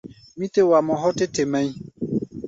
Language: Gbaya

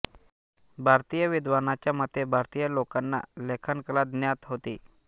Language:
Marathi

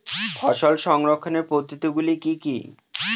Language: Bangla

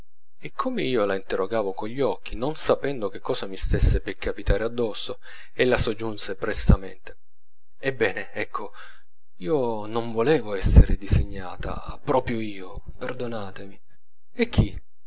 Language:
Italian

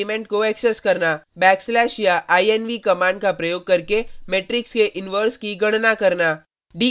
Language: Hindi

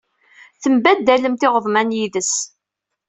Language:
Kabyle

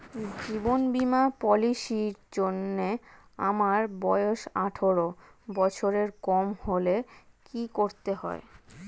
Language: Bangla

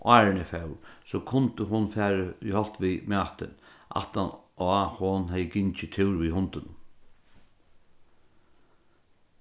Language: Faroese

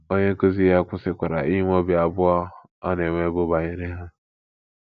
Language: Igbo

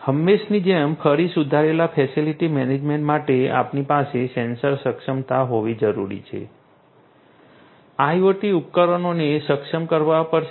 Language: Gujarati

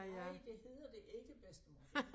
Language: Danish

